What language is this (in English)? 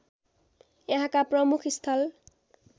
Nepali